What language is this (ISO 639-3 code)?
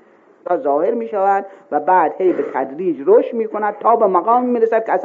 fas